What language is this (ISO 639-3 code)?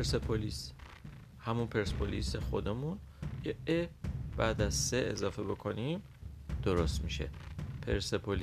fas